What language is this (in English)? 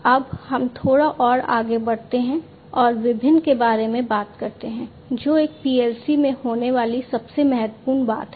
Hindi